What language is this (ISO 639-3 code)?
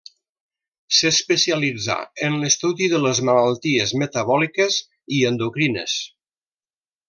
cat